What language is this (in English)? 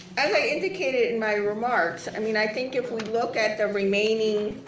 English